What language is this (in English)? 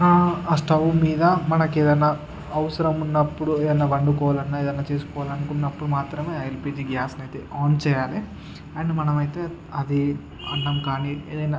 Telugu